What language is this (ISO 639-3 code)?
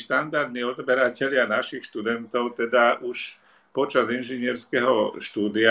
slk